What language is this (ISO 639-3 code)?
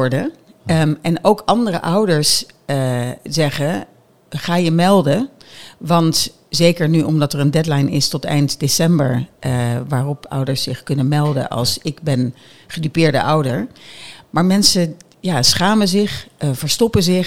nld